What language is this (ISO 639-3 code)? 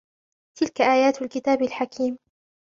ara